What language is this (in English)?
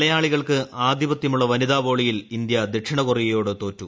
Malayalam